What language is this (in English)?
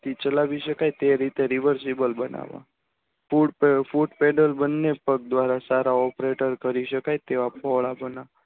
Gujarati